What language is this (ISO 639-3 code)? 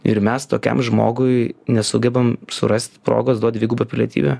lit